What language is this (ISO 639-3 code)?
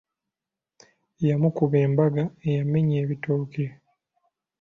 lug